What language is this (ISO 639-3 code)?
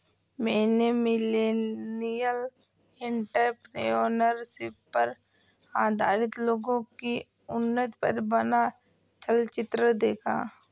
hin